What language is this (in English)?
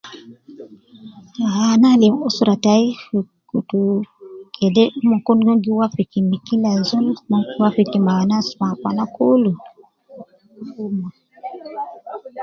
Nubi